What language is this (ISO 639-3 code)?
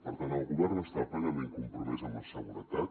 cat